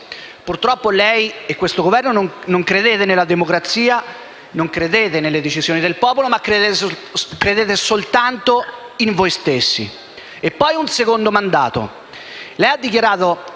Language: Italian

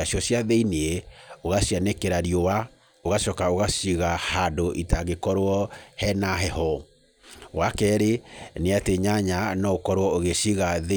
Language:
Kikuyu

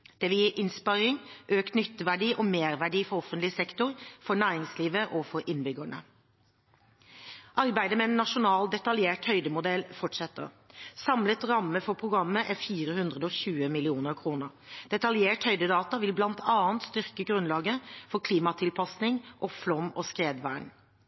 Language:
Norwegian Bokmål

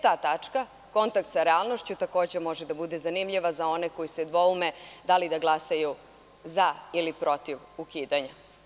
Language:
Serbian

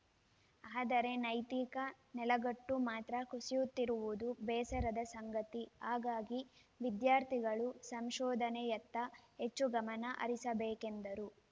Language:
Kannada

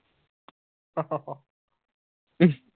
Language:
Punjabi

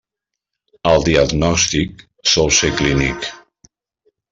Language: Catalan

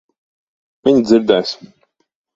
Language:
Latvian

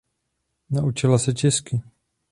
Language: Czech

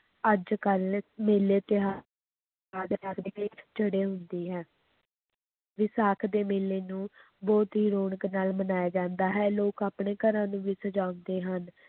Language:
Punjabi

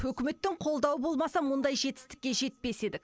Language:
Kazakh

